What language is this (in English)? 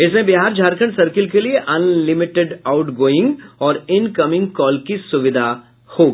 Hindi